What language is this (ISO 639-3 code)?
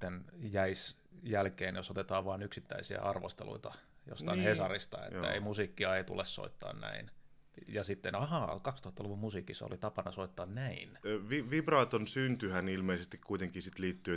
fin